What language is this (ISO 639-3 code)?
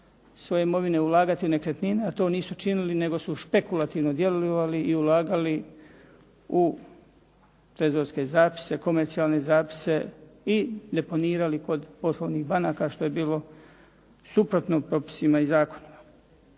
hrv